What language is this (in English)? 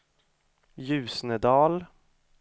Swedish